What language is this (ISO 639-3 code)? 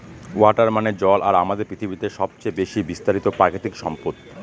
ben